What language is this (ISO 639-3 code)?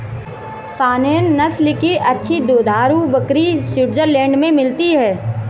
hin